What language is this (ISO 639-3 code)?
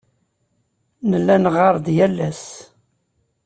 kab